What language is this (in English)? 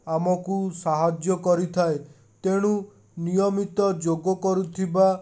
Odia